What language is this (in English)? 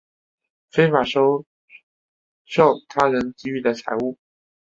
Chinese